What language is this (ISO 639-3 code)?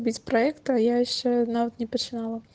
rus